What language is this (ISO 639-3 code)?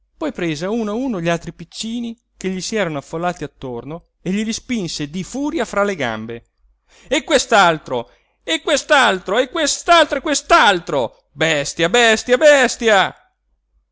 ita